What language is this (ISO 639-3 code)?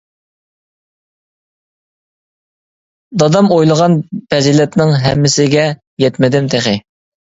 uig